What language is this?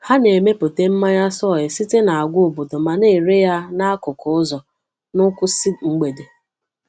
Igbo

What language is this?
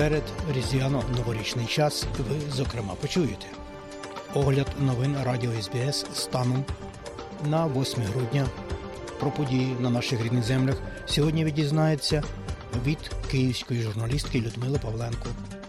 Ukrainian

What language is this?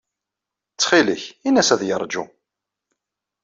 Kabyle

